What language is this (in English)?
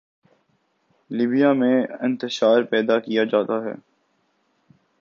Urdu